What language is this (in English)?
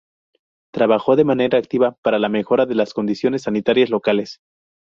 Spanish